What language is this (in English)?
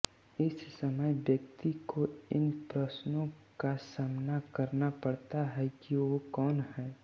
Hindi